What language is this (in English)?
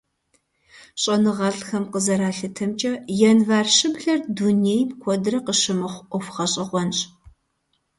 Kabardian